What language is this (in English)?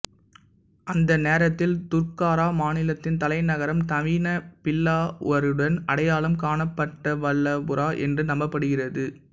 Tamil